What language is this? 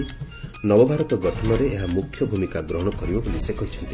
Odia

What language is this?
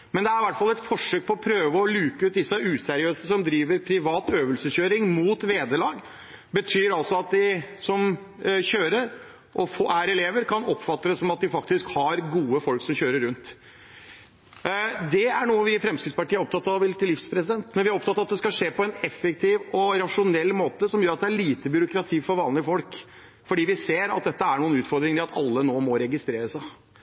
Norwegian Bokmål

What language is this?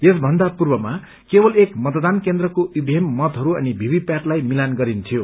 Nepali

